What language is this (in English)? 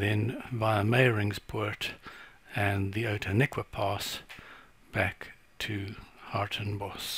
English